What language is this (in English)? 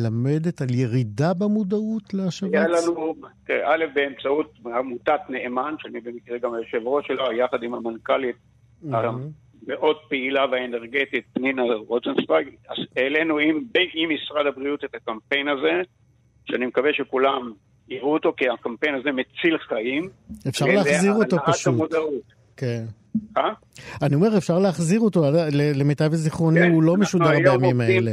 Hebrew